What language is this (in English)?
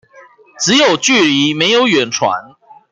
Chinese